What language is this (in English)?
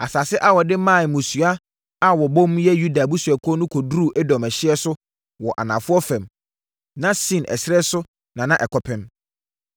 Akan